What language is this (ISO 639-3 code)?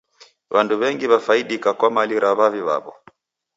dav